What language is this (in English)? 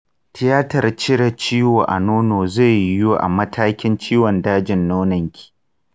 Hausa